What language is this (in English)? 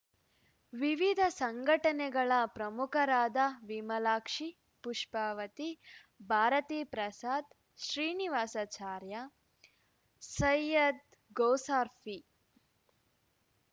Kannada